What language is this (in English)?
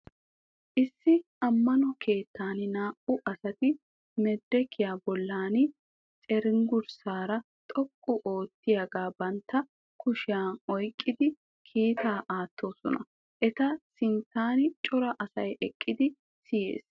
Wolaytta